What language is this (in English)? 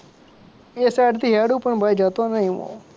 Gujarati